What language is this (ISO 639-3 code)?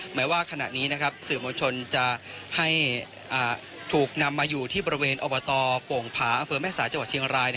tha